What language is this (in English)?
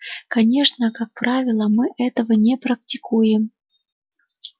Russian